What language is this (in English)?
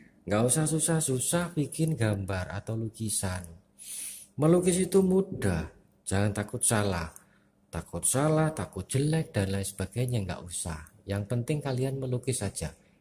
Indonesian